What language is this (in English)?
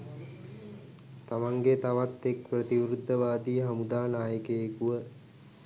Sinhala